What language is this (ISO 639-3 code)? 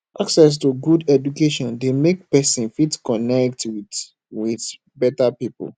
pcm